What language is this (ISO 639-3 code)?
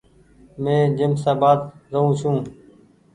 gig